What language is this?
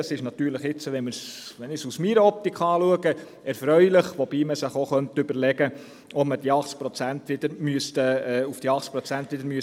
Swiss German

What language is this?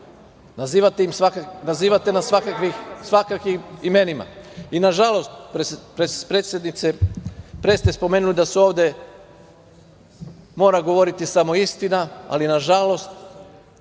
Serbian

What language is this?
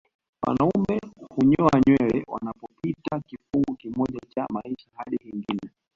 Swahili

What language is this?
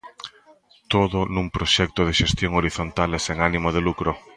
Galician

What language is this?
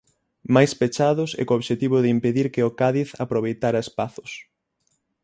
Galician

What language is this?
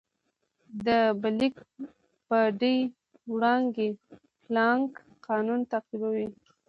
Pashto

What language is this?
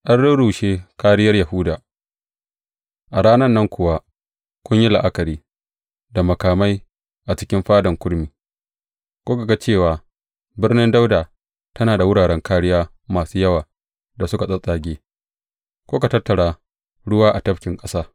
Hausa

